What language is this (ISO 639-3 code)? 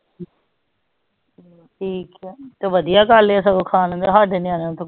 pan